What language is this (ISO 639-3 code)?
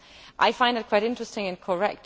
eng